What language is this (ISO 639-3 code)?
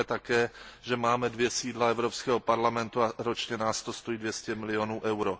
ces